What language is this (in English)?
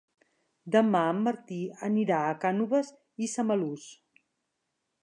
Catalan